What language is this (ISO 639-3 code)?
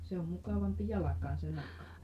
fin